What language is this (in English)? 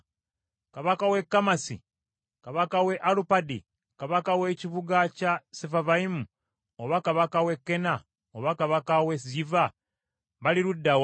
Ganda